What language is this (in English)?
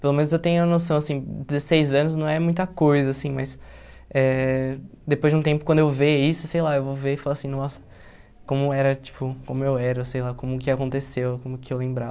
Portuguese